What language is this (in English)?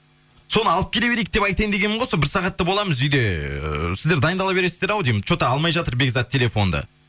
Kazakh